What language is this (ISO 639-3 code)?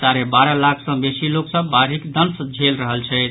mai